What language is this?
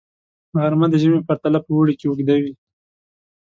Pashto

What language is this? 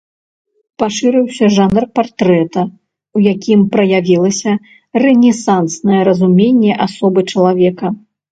Belarusian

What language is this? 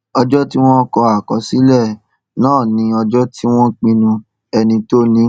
Yoruba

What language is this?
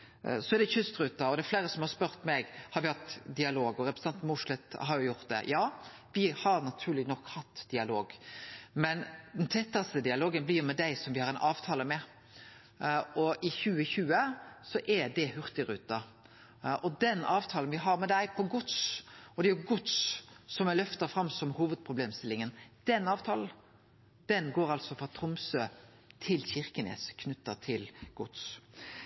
Norwegian Nynorsk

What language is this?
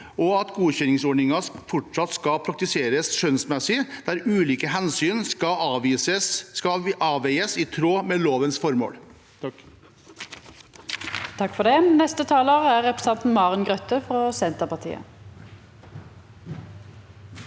Norwegian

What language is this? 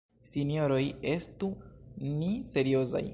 Esperanto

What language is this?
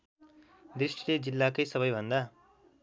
Nepali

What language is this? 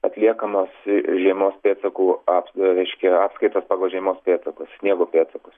Lithuanian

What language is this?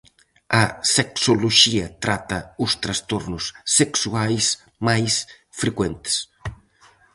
Galician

